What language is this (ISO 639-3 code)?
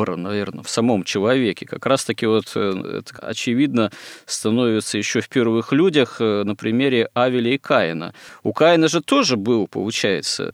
rus